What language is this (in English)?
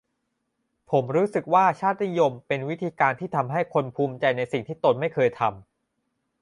Thai